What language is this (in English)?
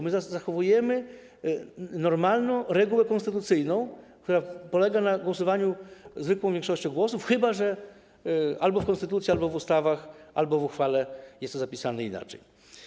Polish